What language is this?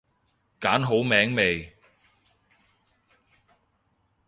Cantonese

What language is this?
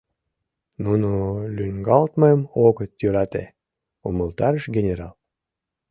Mari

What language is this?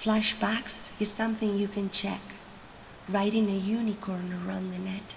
English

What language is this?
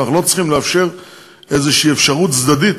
Hebrew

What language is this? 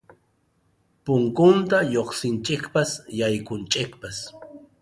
Arequipa-La Unión Quechua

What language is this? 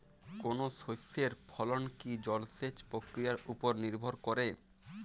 Bangla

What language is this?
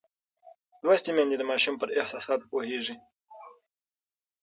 Pashto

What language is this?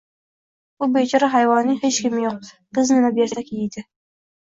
Uzbek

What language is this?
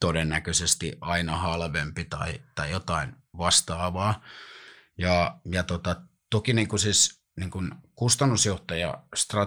Finnish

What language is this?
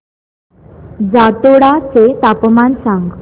Marathi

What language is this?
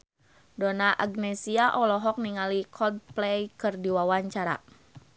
Sundanese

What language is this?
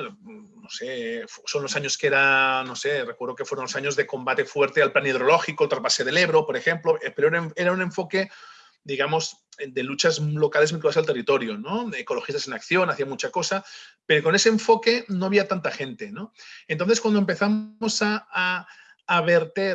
Spanish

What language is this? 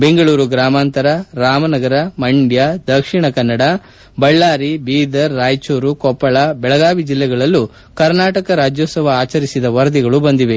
Kannada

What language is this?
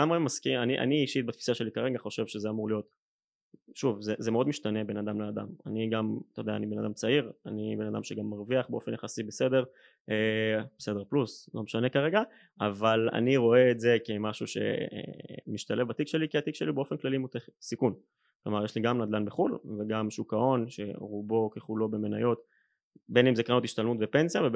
Hebrew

